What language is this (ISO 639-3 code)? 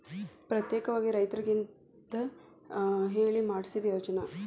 kan